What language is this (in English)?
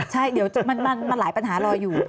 Thai